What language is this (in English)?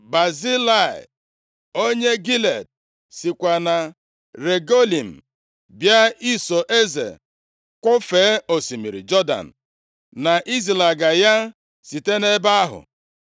Igbo